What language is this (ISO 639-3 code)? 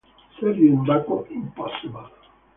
eng